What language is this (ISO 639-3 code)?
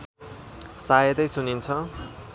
nep